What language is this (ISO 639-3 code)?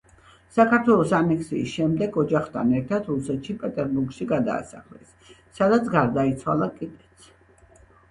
kat